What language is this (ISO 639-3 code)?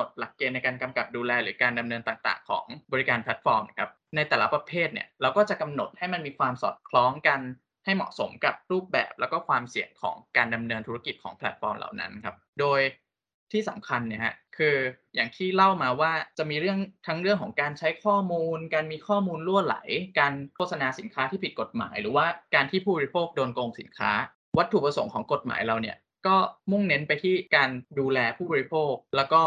tha